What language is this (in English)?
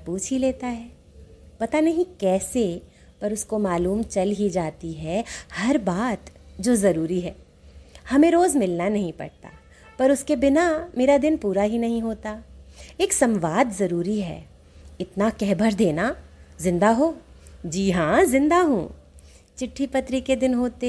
Hindi